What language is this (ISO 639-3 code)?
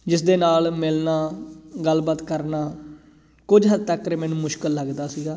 pan